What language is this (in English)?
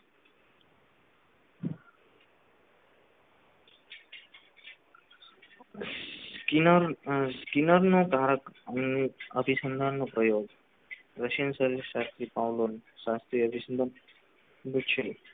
Gujarati